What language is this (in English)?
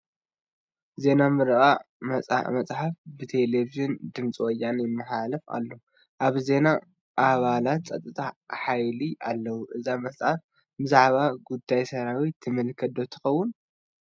Tigrinya